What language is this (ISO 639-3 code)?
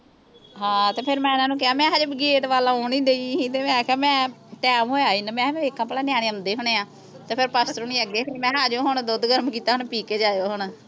pan